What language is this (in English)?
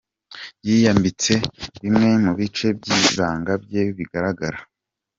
Kinyarwanda